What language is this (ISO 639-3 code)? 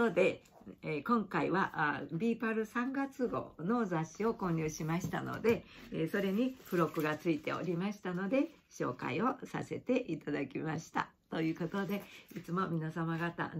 jpn